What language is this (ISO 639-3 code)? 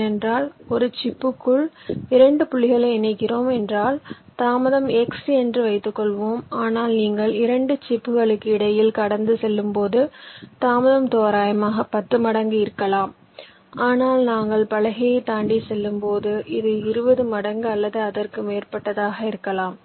tam